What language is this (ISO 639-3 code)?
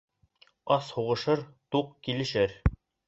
bak